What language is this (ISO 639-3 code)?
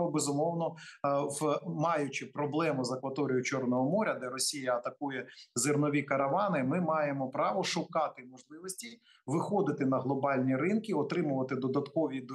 ukr